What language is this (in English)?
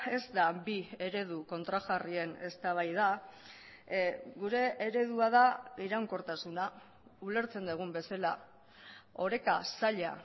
Basque